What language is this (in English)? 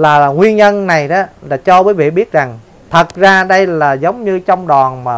Vietnamese